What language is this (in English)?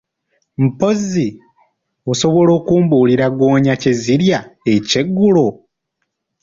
Ganda